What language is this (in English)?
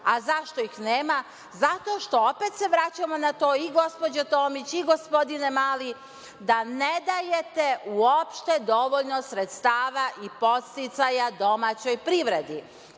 Serbian